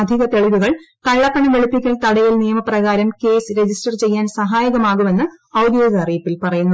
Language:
Malayalam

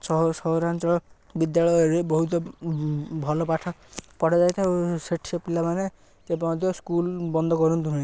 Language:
Odia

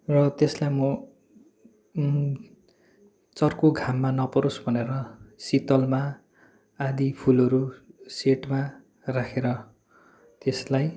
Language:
Nepali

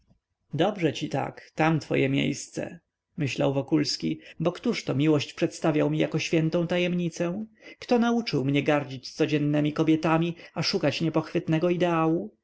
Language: Polish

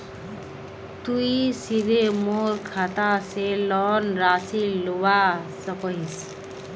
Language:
Magahi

